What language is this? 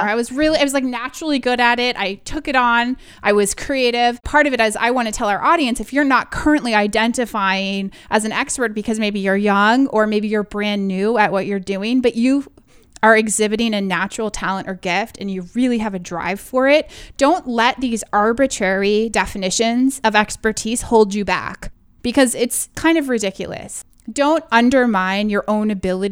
English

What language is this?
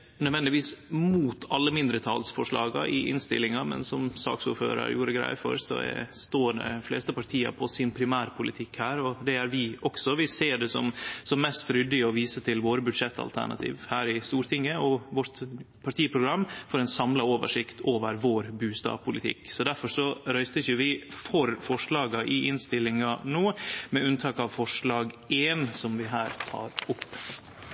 Norwegian Nynorsk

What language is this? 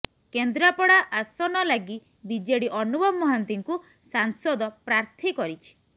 Odia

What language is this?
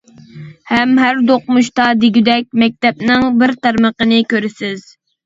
Uyghur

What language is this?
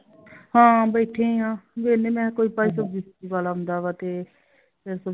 Punjabi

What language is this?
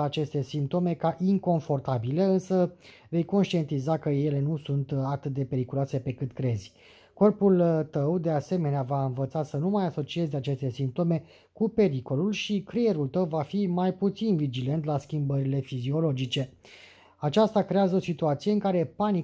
Romanian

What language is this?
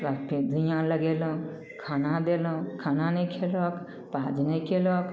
Maithili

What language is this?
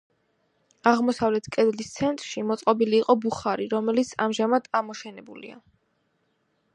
Georgian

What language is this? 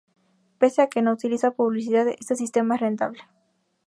Spanish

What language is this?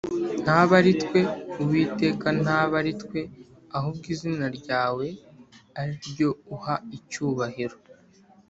Kinyarwanda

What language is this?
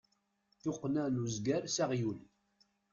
Kabyle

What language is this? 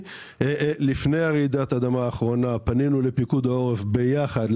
Hebrew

